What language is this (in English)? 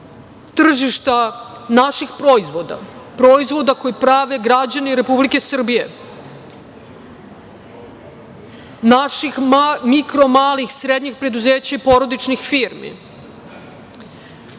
Serbian